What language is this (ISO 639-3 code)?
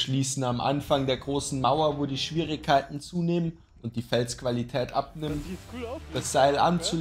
deu